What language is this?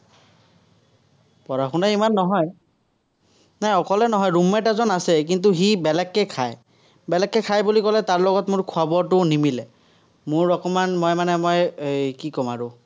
Assamese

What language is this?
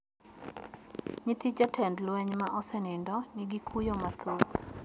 Luo (Kenya and Tanzania)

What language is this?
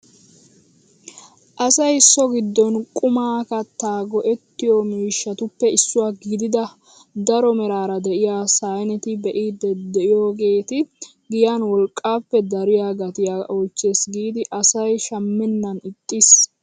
Wolaytta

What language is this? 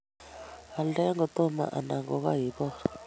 Kalenjin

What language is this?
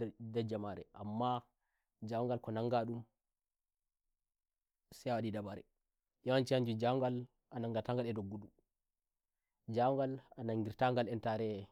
Nigerian Fulfulde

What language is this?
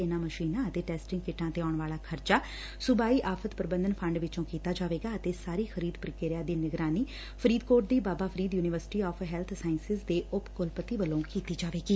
Punjabi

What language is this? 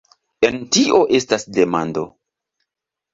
Esperanto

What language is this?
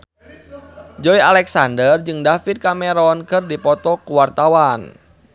Sundanese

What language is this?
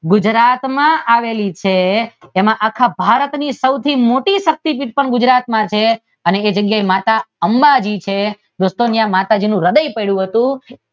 Gujarati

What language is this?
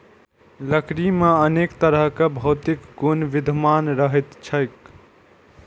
Maithili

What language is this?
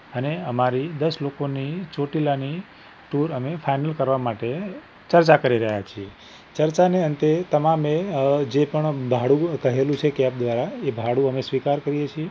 Gujarati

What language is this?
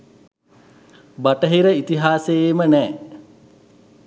Sinhala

